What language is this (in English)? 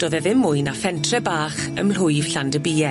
Welsh